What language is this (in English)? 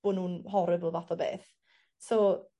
Welsh